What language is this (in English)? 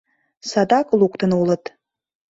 Mari